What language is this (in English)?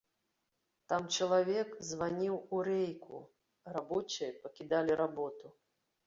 Belarusian